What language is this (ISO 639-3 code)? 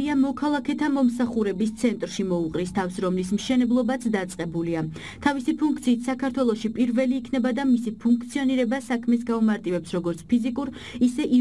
ron